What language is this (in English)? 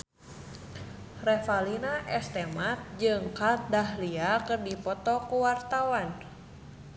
Sundanese